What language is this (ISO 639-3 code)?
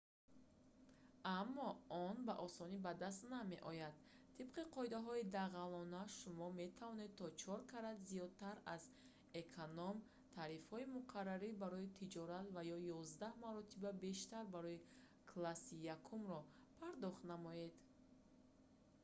tgk